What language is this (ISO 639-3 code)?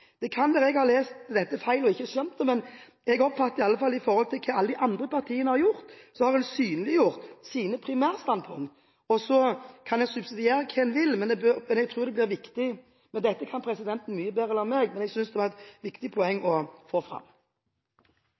nor